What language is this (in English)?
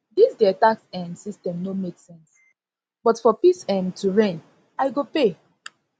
Nigerian Pidgin